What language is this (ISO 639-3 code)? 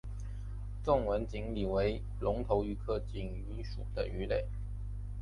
zho